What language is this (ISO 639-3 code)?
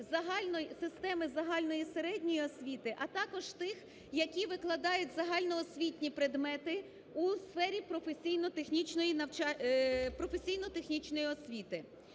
ukr